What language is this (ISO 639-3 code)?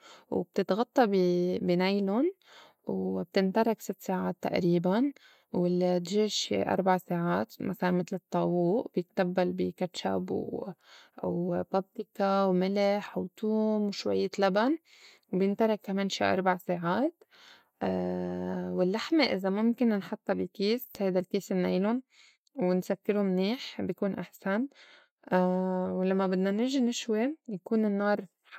apc